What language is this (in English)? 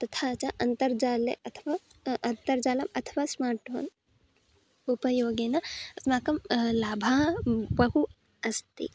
Sanskrit